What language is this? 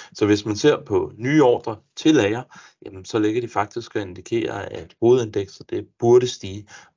Danish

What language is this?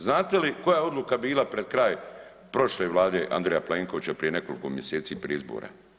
Croatian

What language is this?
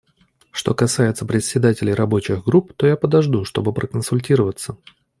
Russian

